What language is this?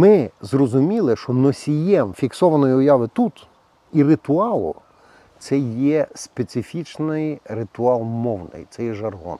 Ukrainian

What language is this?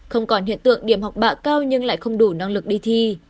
Vietnamese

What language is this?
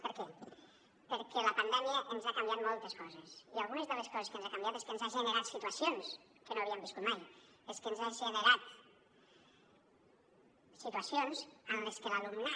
Catalan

